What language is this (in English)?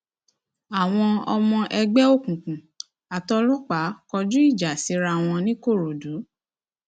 Yoruba